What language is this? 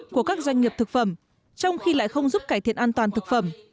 Vietnamese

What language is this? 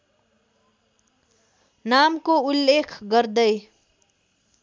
Nepali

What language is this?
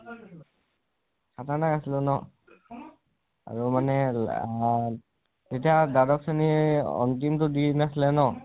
Assamese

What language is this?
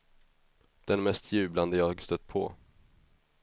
Swedish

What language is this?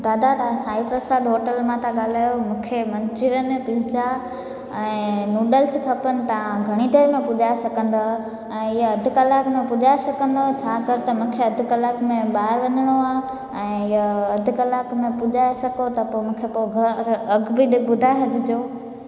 Sindhi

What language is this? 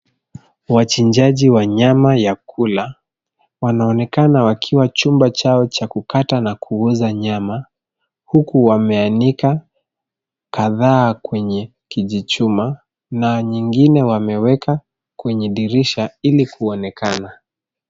Swahili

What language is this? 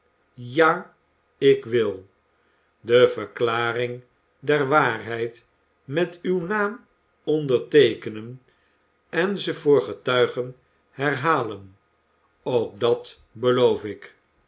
Dutch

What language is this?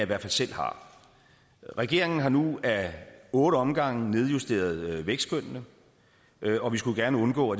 Danish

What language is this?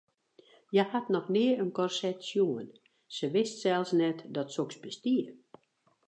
Western Frisian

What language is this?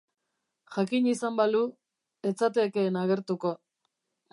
Basque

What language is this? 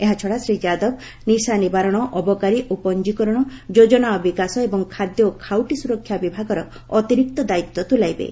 Odia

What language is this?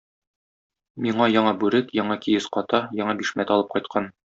Tatar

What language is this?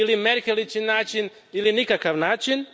Croatian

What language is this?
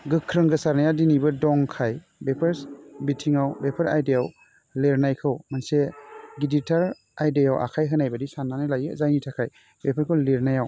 Bodo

